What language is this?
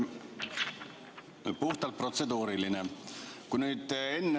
Estonian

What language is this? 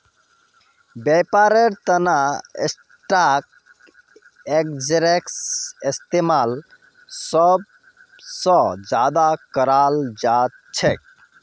Magahi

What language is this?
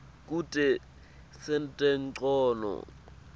Swati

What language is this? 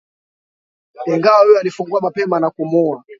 Swahili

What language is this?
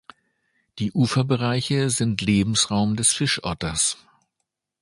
German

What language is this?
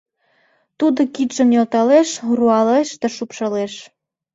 Mari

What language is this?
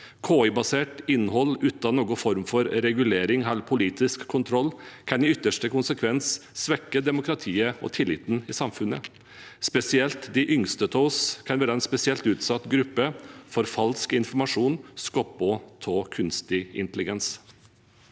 Norwegian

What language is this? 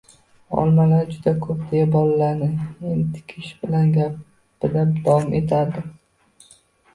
Uzbek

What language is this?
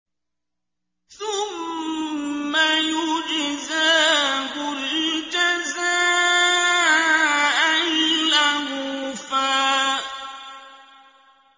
Arabic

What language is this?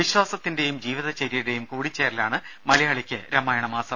Malayalam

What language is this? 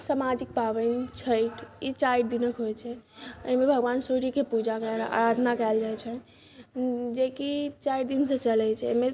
Maithili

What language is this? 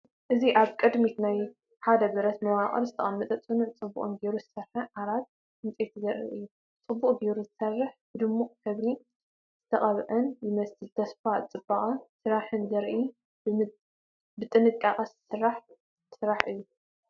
Tigrinya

